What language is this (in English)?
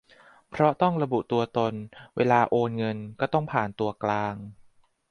Thai